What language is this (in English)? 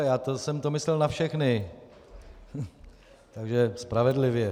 Czech